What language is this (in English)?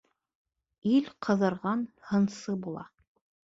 Bashkir